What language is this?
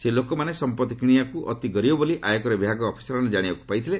Odia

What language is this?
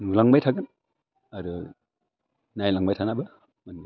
Bodo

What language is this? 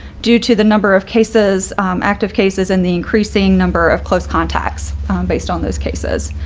English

